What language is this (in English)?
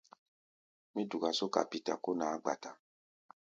Gbaya